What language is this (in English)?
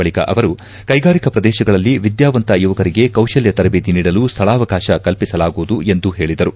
Kannada